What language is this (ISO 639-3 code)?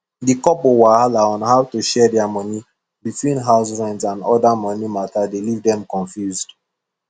pcm